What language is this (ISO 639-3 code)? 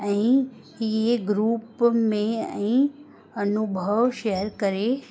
snd